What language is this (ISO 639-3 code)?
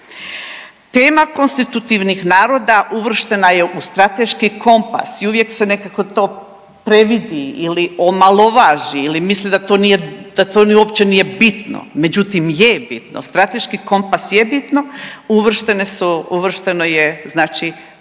hrv